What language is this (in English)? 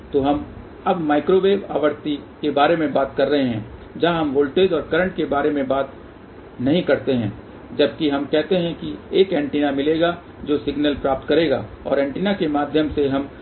Hindi